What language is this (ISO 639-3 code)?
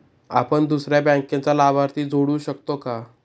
mar